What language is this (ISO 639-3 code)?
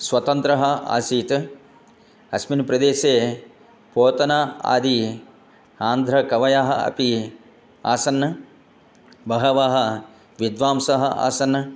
san